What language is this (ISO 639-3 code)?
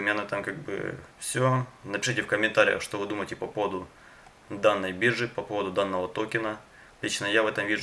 rus